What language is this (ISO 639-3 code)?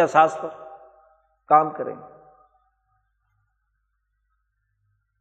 urd